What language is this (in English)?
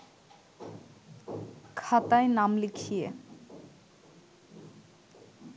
Bangla